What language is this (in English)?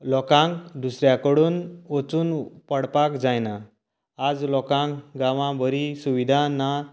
Konkani